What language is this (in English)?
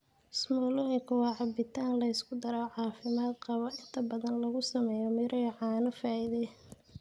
Somali